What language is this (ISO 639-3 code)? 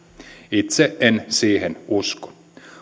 fin